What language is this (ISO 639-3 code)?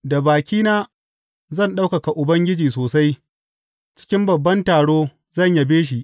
hau